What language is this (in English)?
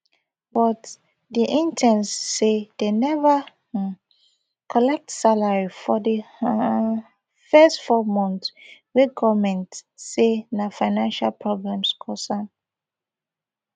Nigerian Pidgin